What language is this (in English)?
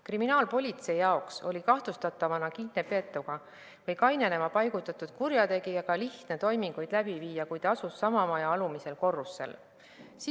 Estonian